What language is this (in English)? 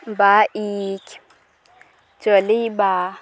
Odia